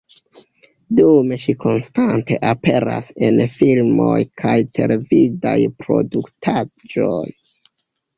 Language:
Esperanto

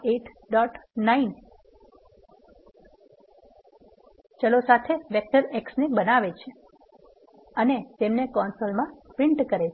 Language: Gujarati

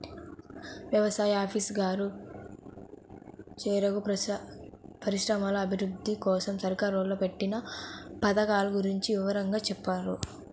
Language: Telugu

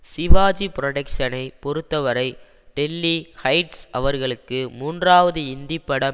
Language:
Tamil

